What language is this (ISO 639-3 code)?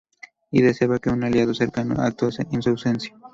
spa